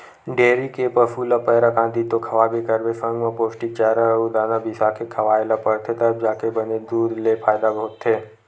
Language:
Chhattisgarhi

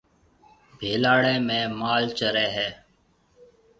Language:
Marwari (Pakistan)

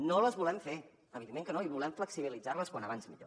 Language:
Catalan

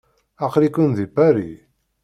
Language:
Kabyle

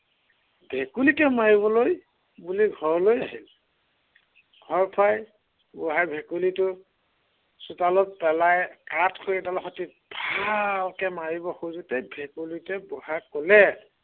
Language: Assamese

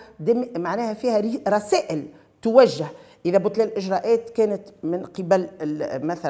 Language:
Arabic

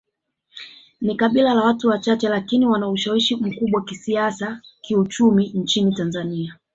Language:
Swahili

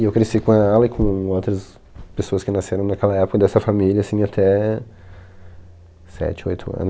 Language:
Portuguese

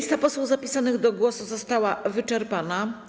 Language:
Polish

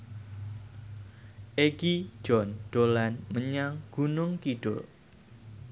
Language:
Javanese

